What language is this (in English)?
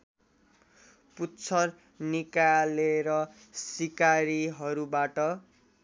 Nepali